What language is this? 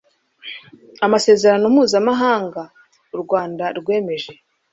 Kinyarwanda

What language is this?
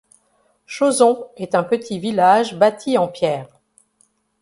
French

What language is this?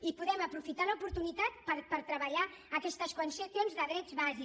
Catalan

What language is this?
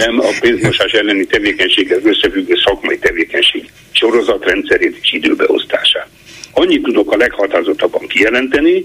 Hungarian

